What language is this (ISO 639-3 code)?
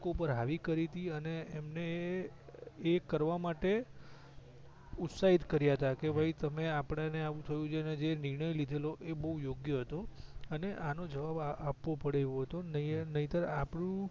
guj